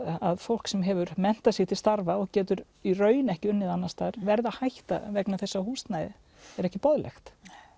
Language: Icelandic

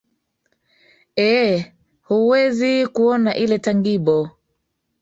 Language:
Swahili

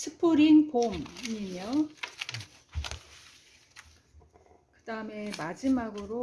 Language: Korean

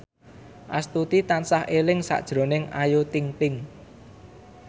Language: Javanese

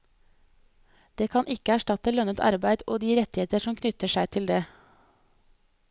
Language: Norwegian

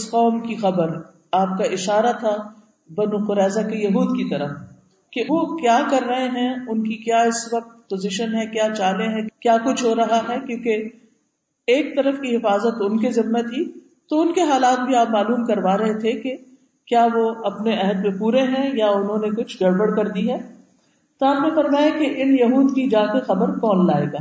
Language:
Urdu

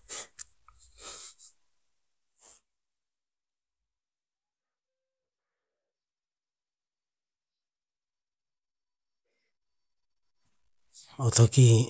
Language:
Tinputz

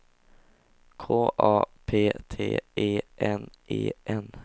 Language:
Swedish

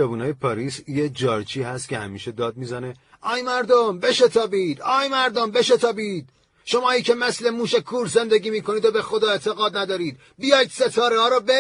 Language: Persian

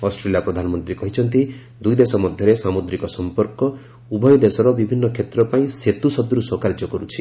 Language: Odia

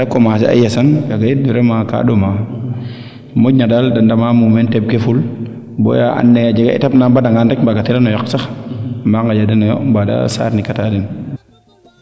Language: Serer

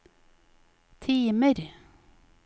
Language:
Norwegian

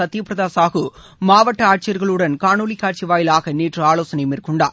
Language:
Tamil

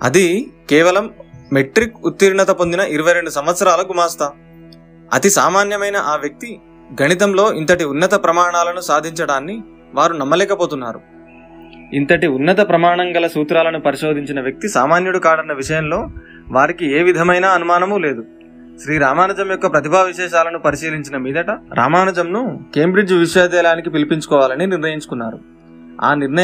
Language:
Telugu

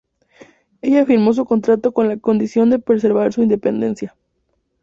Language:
Spanish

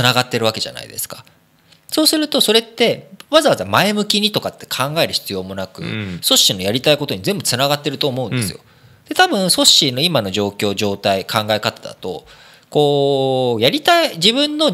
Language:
Japanese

